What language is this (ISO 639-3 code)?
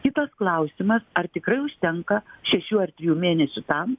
lit